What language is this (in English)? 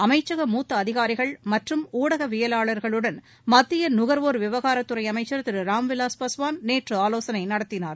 Tamil